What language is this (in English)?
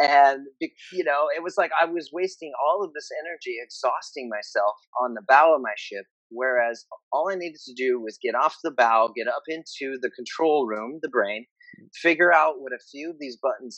English